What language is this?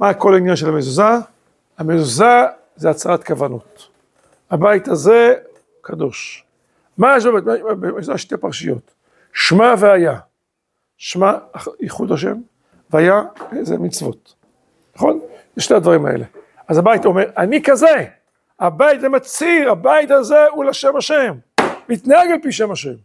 Hebrew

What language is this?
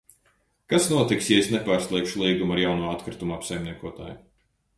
Latvian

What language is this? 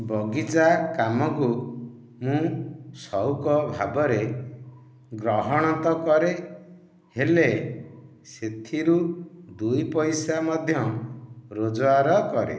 Odia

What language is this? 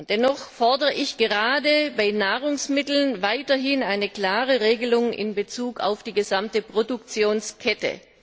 German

